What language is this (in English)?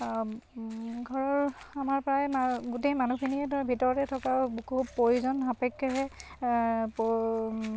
Assamese